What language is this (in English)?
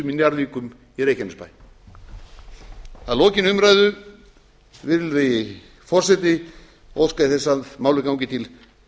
Icelandic